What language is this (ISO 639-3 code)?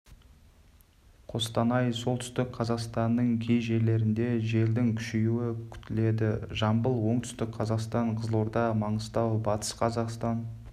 kaz